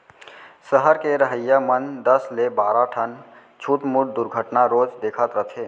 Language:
Chhattisgarhi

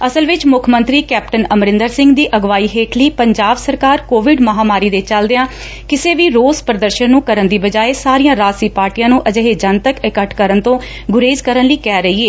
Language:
Punjabi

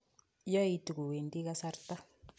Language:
Kalenjin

